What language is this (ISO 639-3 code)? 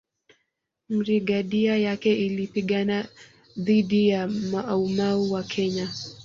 swa